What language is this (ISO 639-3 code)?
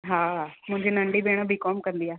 snd